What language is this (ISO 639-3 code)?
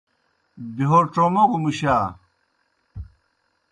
plk